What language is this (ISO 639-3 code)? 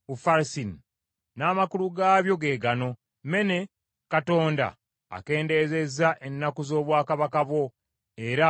lug